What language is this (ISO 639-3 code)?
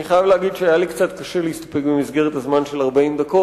heb